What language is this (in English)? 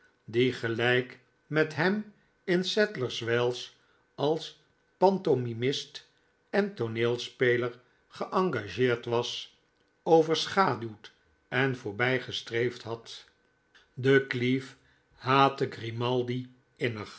Dutch